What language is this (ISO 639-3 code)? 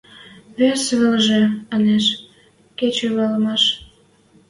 mrj